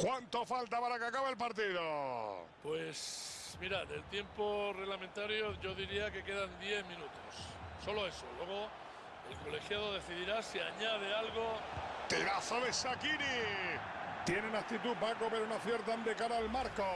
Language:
Spanish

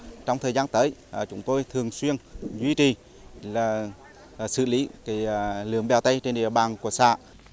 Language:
Vietnamese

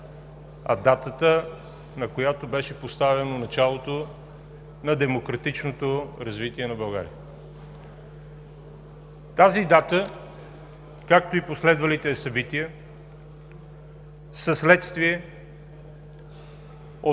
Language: Bulgarian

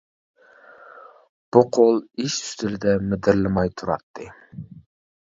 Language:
Uyghur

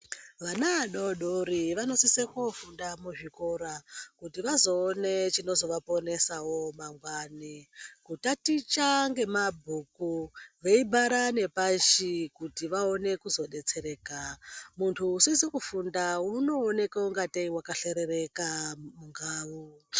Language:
Ndau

